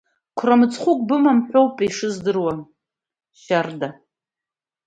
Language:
Abkhazian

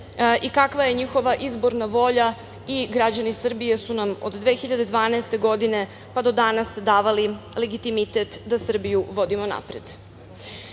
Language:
Serbian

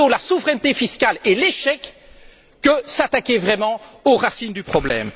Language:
French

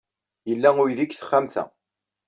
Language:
Kabyle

